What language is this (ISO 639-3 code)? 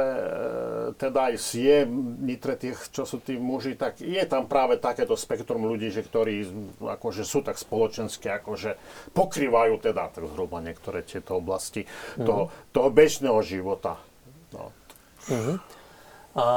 slk